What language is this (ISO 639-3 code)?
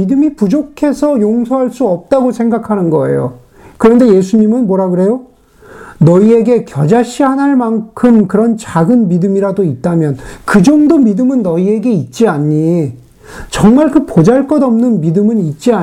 kor